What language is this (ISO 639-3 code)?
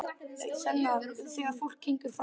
isl